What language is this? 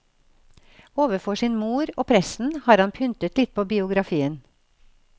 Norwegian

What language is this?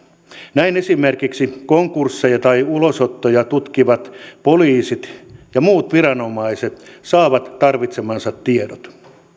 Finnish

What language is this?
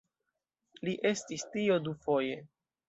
Esperanto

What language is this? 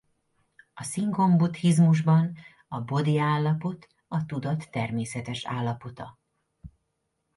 Hungarian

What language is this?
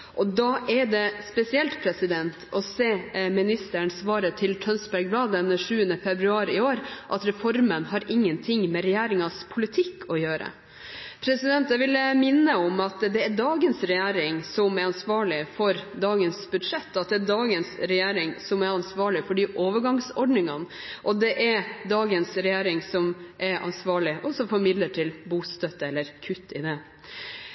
Norwegian Bokmål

